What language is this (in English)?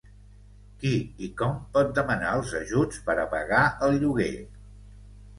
Catalan